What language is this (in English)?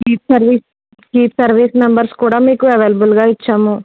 Telugu